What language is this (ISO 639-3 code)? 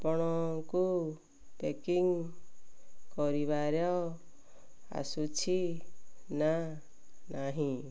ori